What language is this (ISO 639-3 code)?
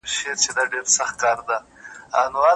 pus